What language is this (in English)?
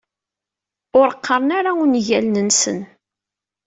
Kabyle